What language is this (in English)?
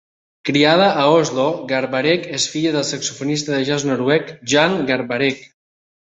Catalan